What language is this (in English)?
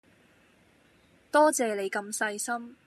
Cantonese